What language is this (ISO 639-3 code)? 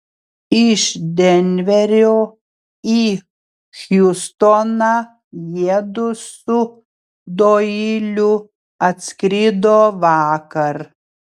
lit